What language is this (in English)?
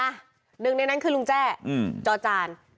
Thai